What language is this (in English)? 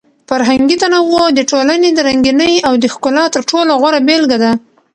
Pashto